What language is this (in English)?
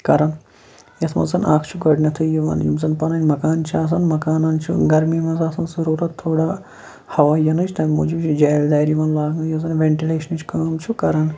Kashmiri